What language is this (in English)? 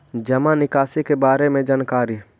Magahi